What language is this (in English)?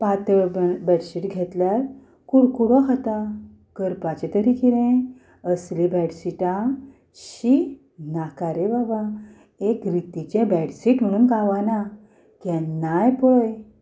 Konkani